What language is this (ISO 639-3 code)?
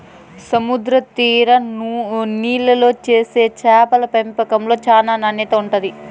tel